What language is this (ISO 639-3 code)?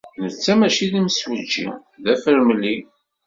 kab